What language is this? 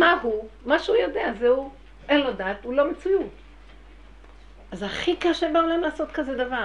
Hebrew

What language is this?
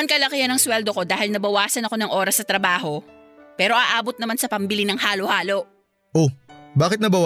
Filipino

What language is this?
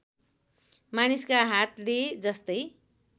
Nepali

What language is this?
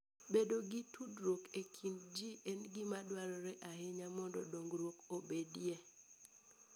Luo (Kenya and Tanzania)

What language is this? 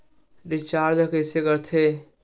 Chhattisgarhi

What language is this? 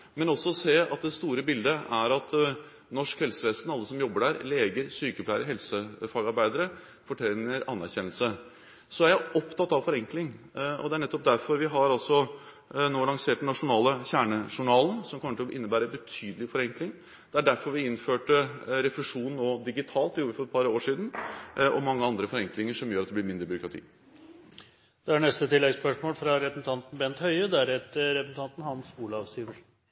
Norwegian Bokmål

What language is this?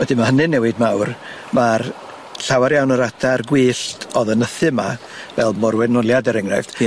Welsh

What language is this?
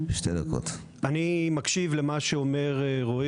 Hebrew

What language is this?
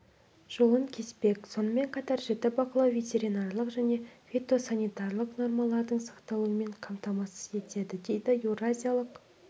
Kazakh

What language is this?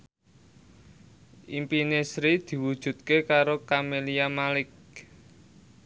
Javanese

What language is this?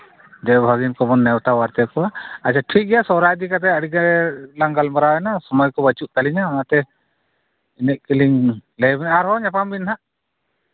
Santali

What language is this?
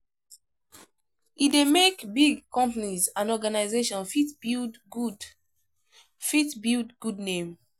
Nigerian Pidgin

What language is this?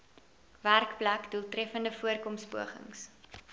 Afrikaans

